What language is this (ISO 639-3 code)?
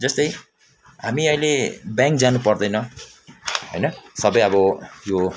nep